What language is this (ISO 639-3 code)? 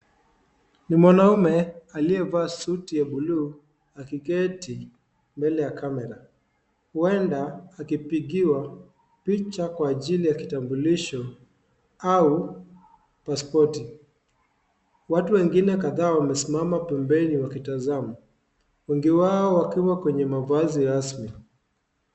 swa